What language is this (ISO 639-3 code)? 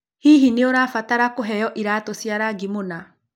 kik